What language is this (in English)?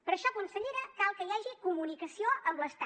Catalan